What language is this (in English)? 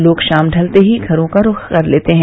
Hindi